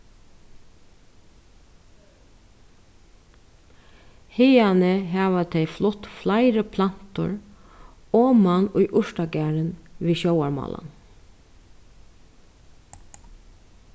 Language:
Faroese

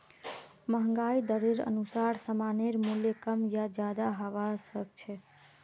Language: Magahi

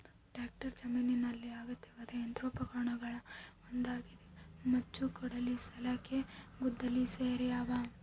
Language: Kannada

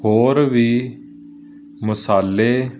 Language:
Punjabi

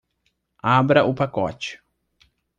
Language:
Portuguese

